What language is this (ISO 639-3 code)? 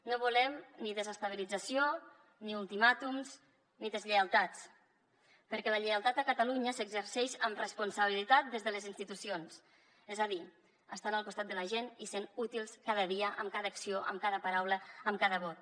cat